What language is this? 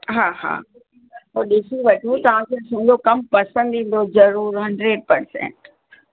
Sindhi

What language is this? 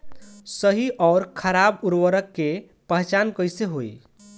Bhojpuri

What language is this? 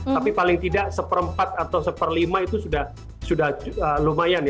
Indonesian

